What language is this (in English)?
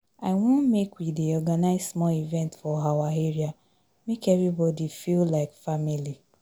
Nigerian Pidgin